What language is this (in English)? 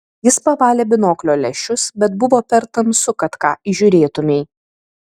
Lithuanian